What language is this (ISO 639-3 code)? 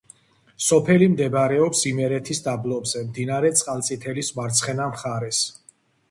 kat